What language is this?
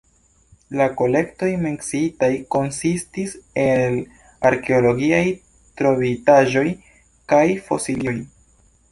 Esperanto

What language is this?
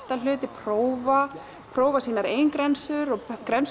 Icelandic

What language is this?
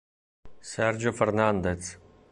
Italian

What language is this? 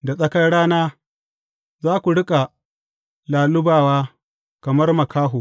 Hausa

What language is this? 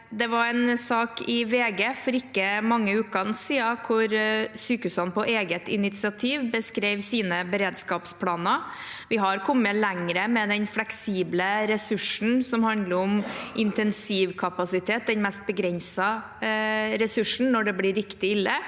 Norwegian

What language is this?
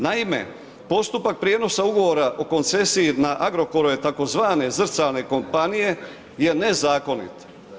Croatian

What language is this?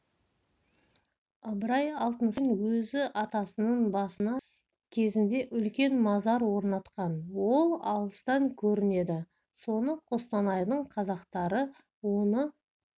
Kazakh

